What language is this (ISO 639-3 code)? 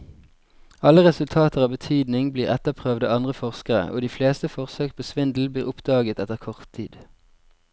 nor